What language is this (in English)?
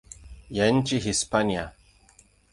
Swahili